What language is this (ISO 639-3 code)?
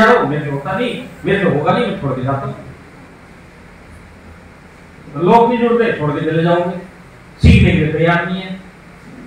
hin